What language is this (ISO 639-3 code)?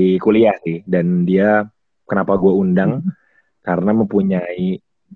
ind